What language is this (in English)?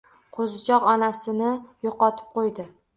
Uzbek